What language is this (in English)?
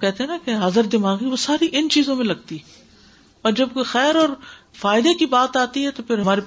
Urdu